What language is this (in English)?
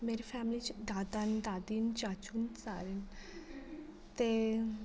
Dogri